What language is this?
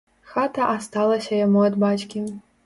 Belarusian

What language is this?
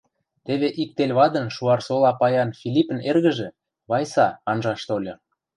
Western Mari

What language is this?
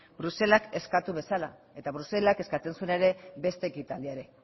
Basque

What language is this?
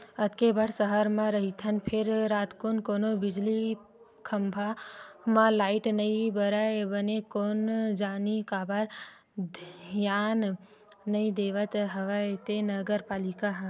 Chhattisgarhi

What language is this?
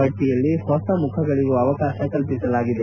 Kannada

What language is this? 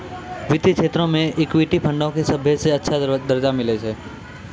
Maithili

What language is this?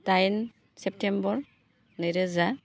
Bodo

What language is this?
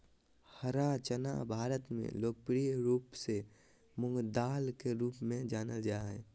Magahi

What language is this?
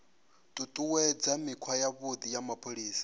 Venda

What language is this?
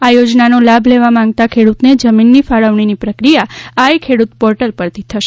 Gujarati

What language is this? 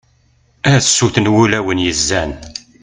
Kabyle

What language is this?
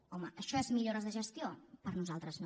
Catalan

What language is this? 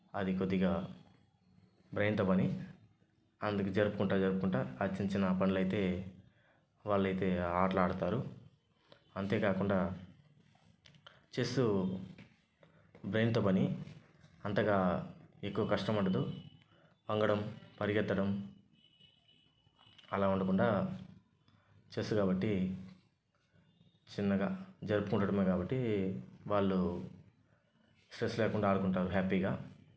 Telugu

